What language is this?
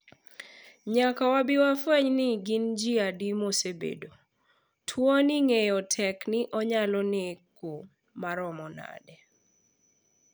Luo (Kenya and Tanzania)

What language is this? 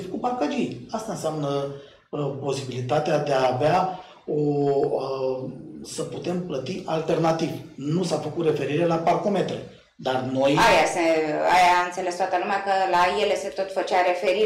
Romanian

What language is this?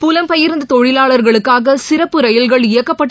Tamil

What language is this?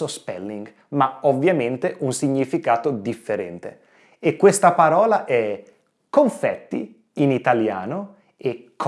Italian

